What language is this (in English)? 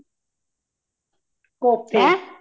Punjabi